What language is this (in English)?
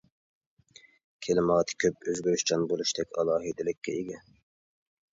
Uyghur